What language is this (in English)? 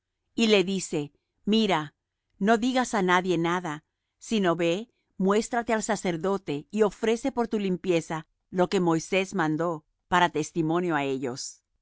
Spanish